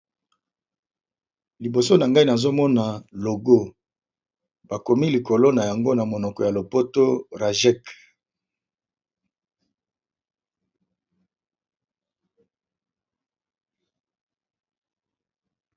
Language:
Lingala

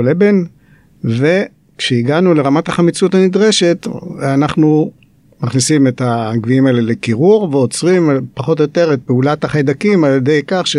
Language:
Hebrew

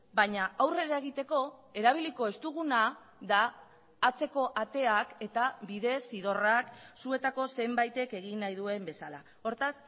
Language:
Basque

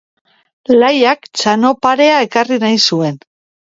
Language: Basque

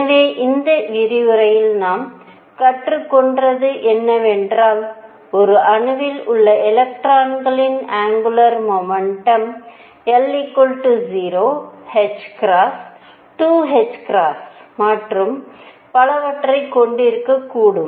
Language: Tamil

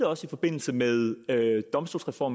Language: Danish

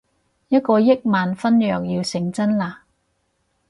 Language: Cantonese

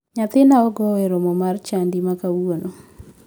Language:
Luo (Kenya and Tanzania)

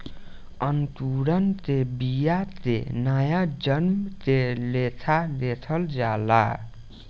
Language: Bhojpuri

